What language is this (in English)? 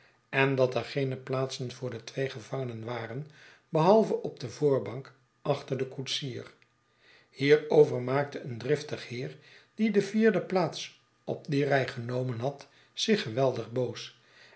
Dutch